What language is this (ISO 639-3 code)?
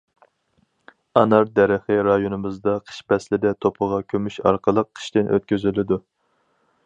uig